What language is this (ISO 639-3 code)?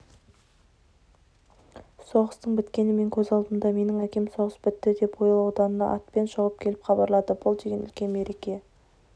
kaz